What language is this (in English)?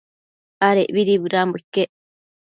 Matsés